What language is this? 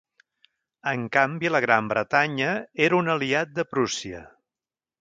Catalan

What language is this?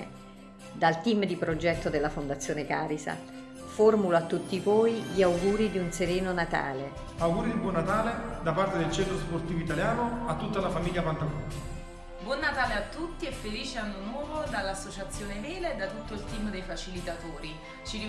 Italian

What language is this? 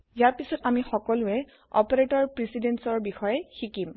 Assamese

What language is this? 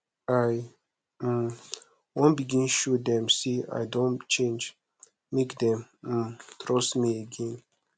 Nigerian Pidgin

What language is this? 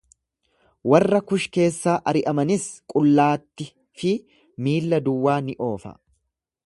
Oromo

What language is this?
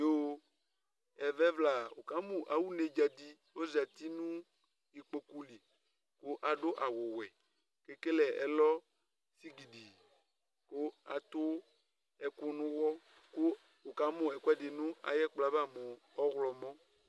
Ikposo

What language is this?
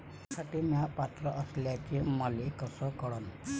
Marathi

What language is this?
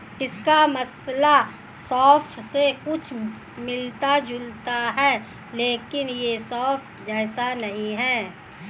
Hindi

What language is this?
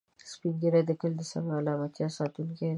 Pashto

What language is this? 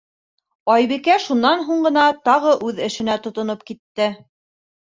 Bashkir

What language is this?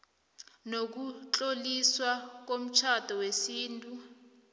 South Ndebele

